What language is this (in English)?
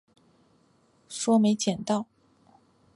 Chinese